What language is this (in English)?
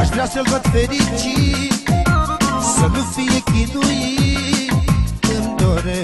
Romanian